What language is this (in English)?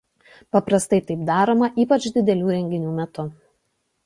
Lithuanian